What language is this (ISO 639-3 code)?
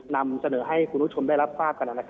tha